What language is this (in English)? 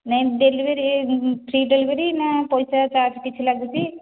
Odia